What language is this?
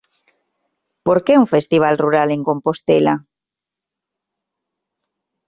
Galician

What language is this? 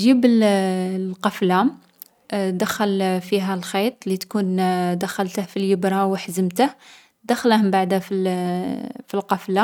Algerian Arabic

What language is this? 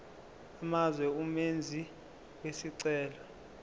Zulu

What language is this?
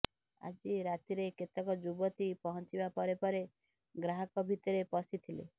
Odia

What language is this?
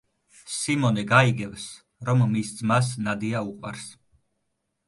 Georgian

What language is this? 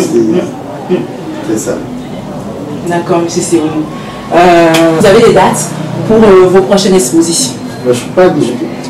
French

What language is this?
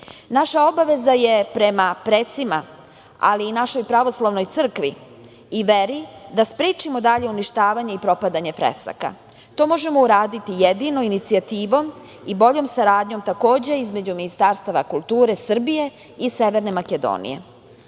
Serbian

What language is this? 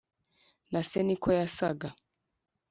Kinyarwanda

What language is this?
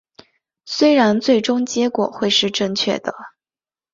Chinese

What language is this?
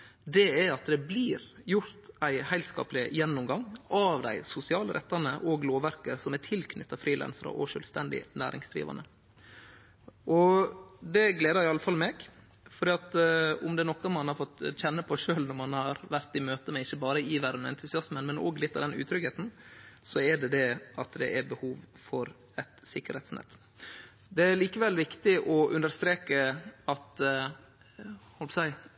Norwegian Nynorsk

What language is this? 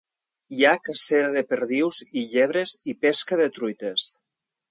Catalan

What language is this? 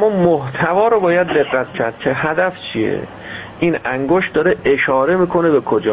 Persian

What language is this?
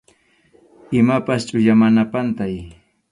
Arequipa-La Unión Quechua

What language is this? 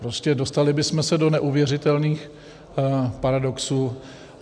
Czech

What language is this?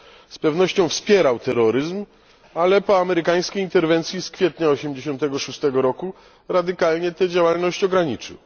Polish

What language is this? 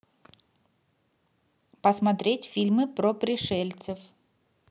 Russian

